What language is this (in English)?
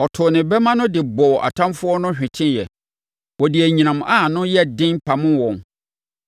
Akan